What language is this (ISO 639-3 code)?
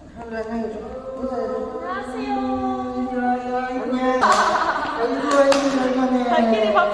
kor